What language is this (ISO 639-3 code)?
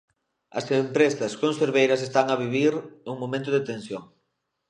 glg